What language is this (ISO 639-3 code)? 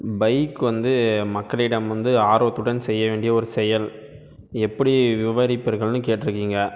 tam